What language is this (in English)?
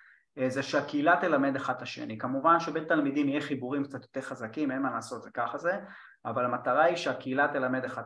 Hebrew